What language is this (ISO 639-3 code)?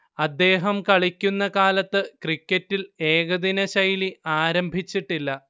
mal